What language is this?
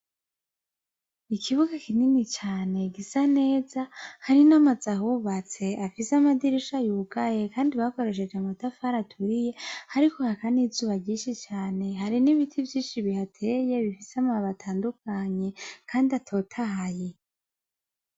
Rundi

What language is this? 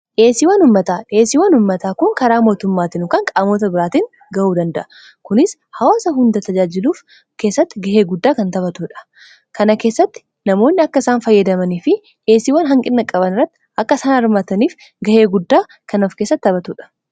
Oromo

